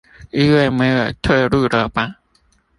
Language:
Chinese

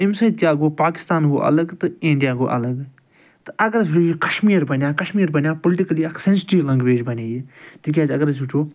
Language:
Kashmiri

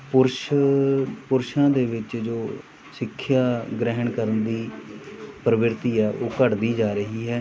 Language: Punjabi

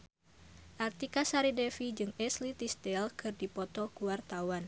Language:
Sundanese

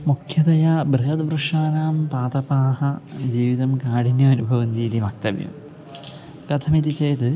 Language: Sanskrit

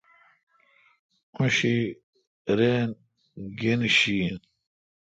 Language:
Kalkoti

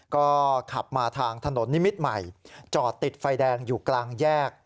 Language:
Thai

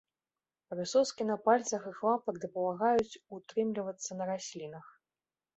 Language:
Belarusian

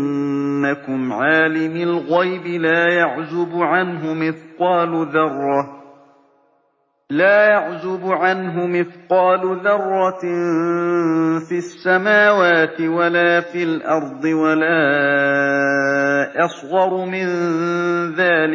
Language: Arabic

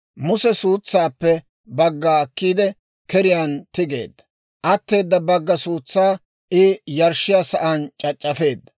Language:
Dawro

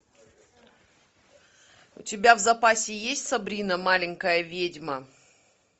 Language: Russian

